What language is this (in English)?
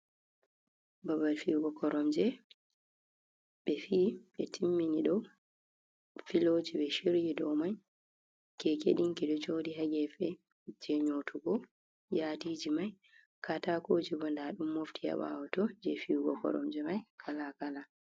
Fula